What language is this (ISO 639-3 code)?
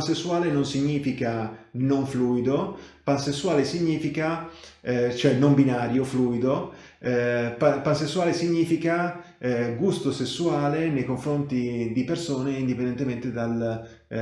ita